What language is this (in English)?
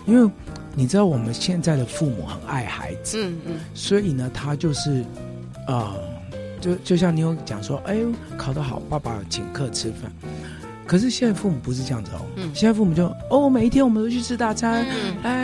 Chinese